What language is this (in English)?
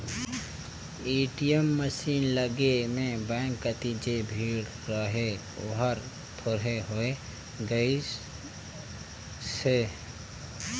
Chhattisgarhi